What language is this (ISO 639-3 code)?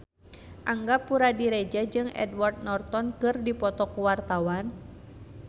sun